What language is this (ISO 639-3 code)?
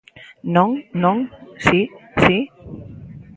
glg